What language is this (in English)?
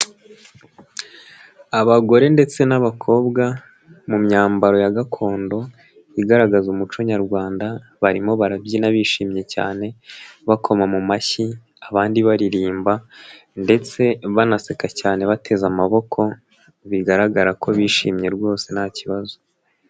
Kinyarwanda